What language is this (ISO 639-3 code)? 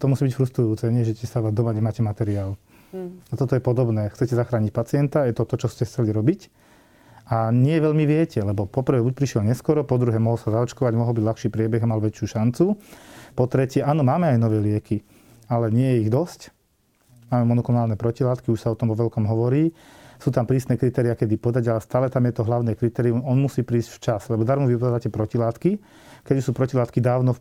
slk